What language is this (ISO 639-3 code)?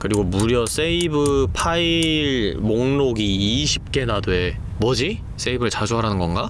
kor